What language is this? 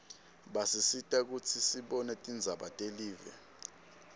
Swati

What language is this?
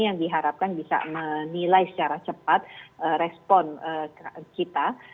Indonesian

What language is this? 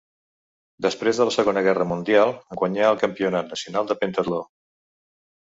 Catalan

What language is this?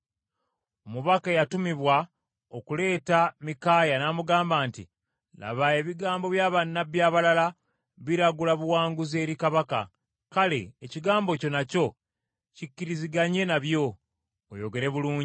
Ganda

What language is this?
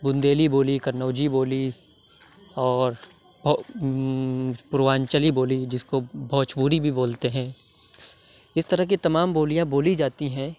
Urdu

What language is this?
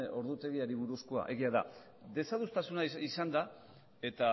Basque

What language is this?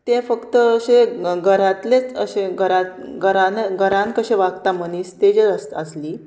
Konkani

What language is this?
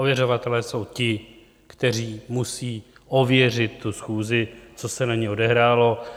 Czech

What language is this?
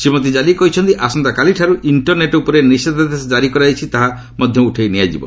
Odia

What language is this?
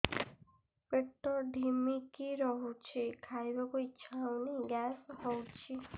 Odia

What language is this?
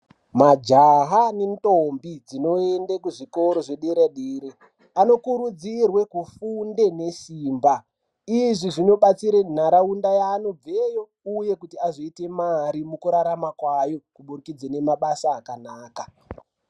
Ndau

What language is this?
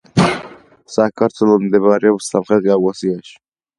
Georgian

